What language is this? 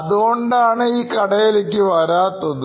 Malayalam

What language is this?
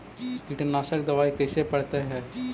Magahi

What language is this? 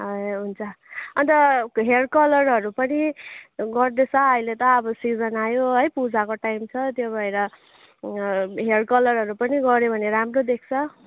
Nepali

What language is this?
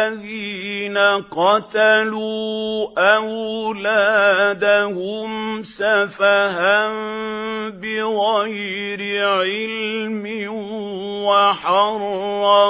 Arabic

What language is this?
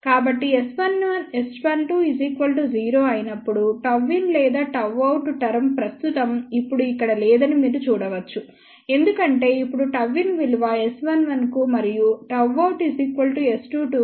Telugu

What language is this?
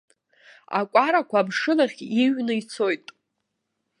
Abkhazian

